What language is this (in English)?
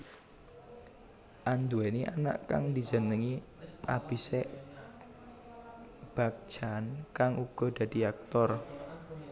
Javanese